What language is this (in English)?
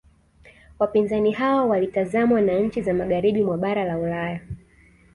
Swahili